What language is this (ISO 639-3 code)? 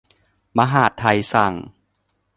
tha